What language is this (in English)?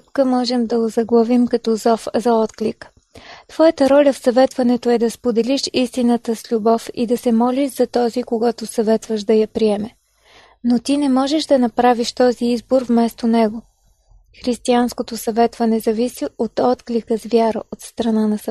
Bulgarian